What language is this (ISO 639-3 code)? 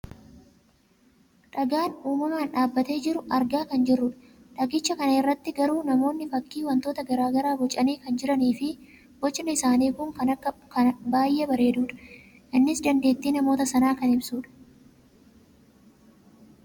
orm